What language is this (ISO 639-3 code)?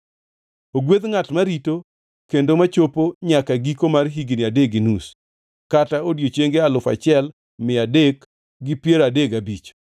luo